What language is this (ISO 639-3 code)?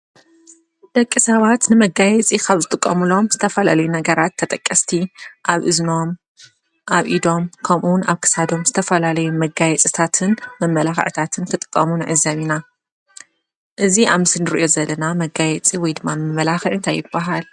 tir